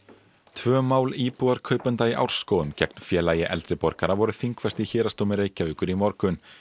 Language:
Icelandic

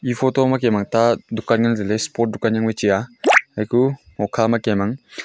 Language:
Wancho Naga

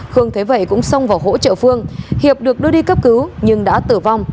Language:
Vietnamese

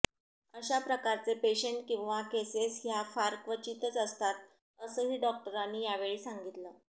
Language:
Marathi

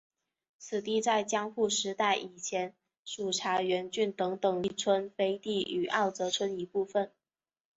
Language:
Chinese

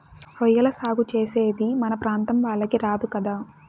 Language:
Telugu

